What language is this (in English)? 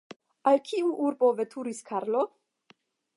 Esperanto